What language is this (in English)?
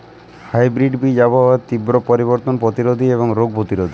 Bangla